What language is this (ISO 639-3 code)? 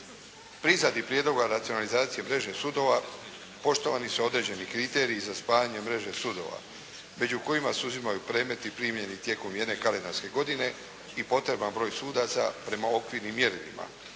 hrv